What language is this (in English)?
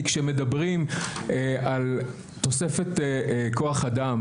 Hebrew